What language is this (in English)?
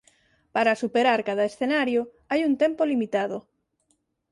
Galician